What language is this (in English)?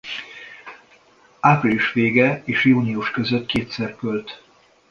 Hungarian